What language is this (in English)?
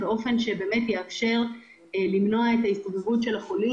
Hebrew